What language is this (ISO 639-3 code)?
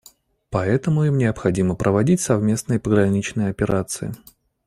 rus